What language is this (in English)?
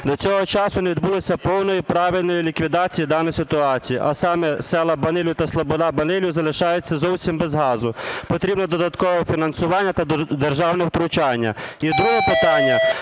Ukrainian